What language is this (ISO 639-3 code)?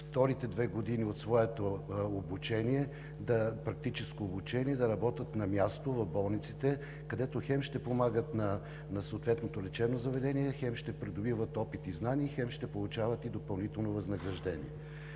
bul